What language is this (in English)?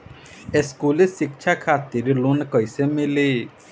Bhojpuri